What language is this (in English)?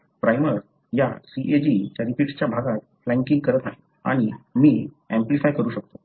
Marathi